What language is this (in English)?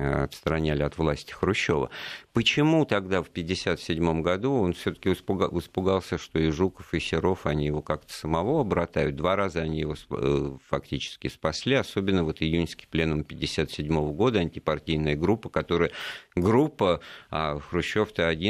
Russian